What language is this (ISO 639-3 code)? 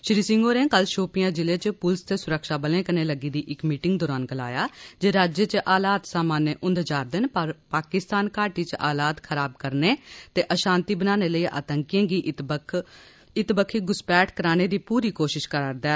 doi